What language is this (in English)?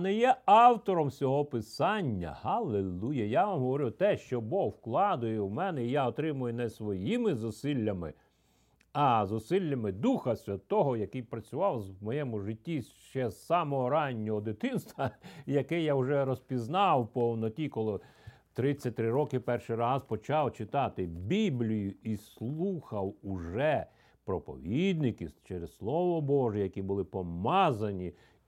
Ukrainian